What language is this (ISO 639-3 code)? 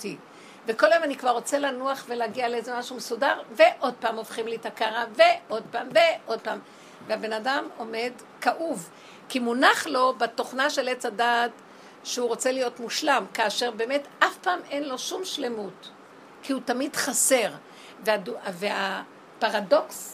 heb